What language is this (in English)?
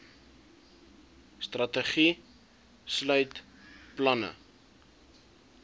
Afrikaans